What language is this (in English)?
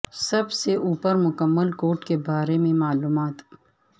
Urdu